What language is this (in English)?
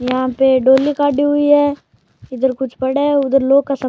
Rajasthani